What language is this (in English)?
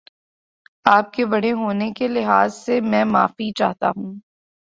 Urdu